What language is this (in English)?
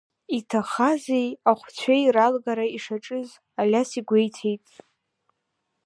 Abkhazian